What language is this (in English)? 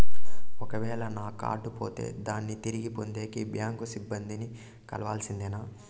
Telugu